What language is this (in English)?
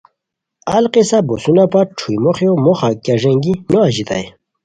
Khowar